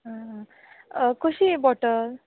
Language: Konkani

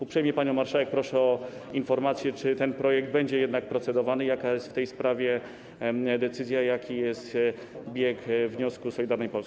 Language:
Polish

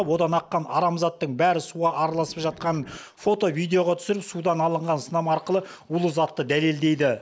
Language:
Kazakh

